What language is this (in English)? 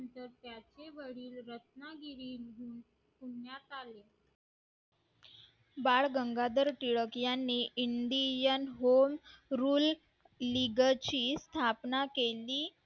Marathi